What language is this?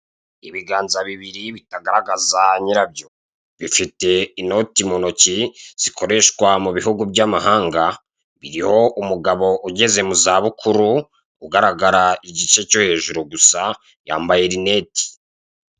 Kinyarwanda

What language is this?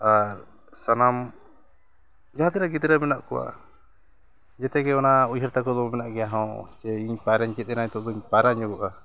Santali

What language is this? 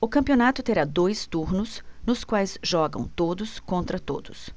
Portuguese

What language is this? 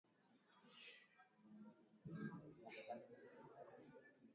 Swahili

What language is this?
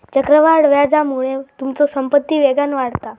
Marathi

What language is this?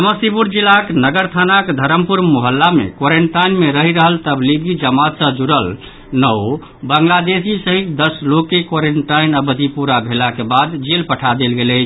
Maithili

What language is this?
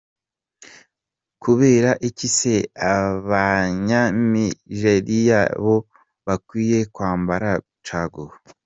Kinyarwanda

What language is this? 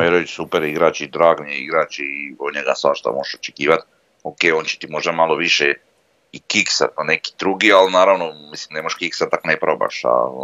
Croatian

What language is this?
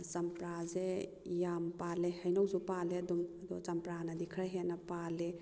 Manipuri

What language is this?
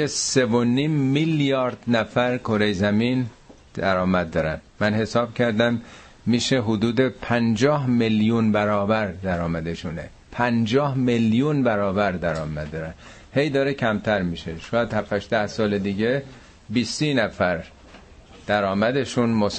Persian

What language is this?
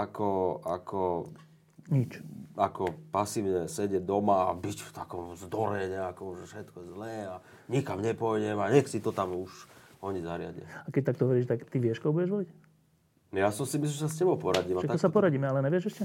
Slovak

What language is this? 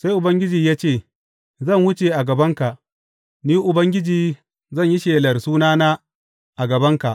Hausa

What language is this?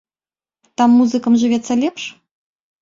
Belarusian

